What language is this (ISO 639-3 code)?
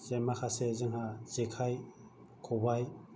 brx